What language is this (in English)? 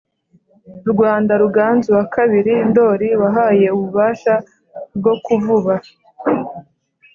Kinyarwanda